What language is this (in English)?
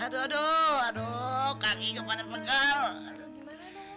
Indonesian